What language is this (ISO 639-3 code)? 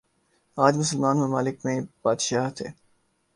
urd